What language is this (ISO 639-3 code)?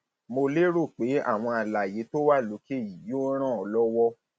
yor